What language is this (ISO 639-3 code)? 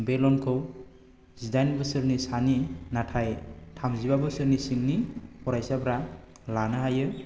brx